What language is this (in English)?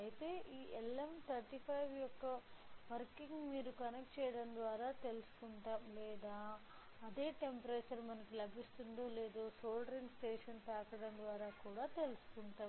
Telugu